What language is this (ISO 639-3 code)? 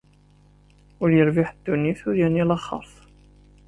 kab